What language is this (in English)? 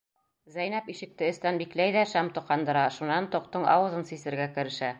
Bashkir